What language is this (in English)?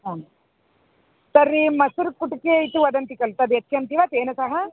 Sanskrit